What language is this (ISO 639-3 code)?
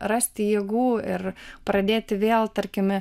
lit